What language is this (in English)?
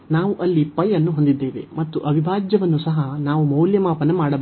Kannada